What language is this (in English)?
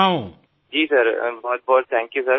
Bangla